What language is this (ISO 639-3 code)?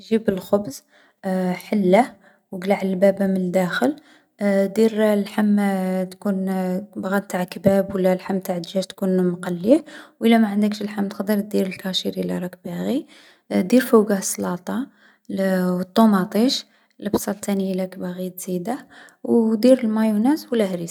arq